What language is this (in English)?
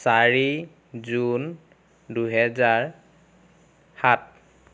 Assamese